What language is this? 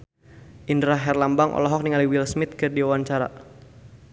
Sundanese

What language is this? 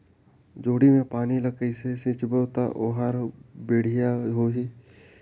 Chhattisgarhi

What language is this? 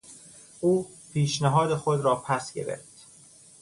Persian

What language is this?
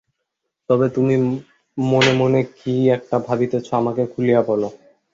Bangla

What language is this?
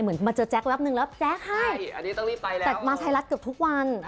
Thai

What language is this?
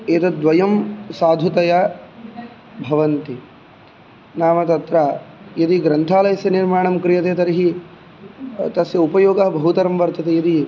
Sanskrit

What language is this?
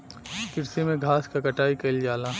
Bhojpuri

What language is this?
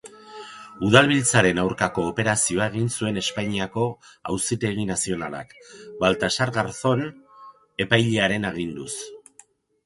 Basque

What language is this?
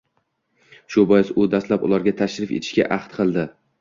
Uzbek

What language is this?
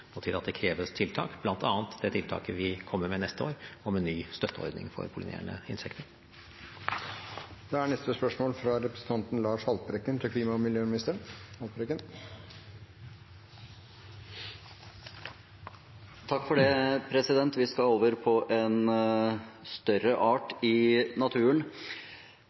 Norwegian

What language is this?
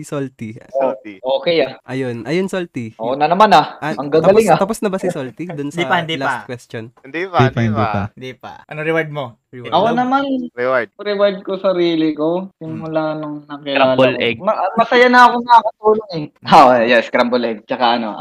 Filipino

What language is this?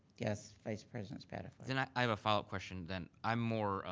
English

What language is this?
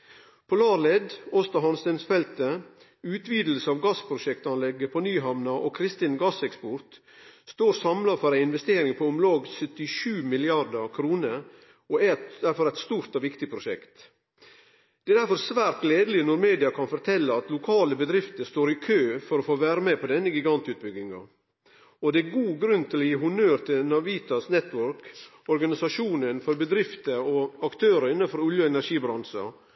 Norwegian Nynorsk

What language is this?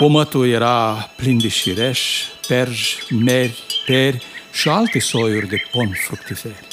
Romanian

